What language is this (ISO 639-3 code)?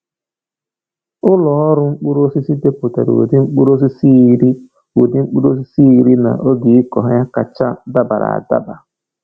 ibo